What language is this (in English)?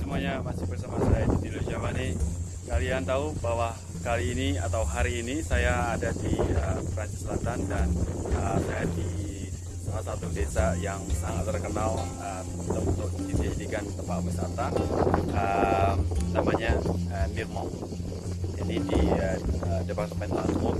Indonesian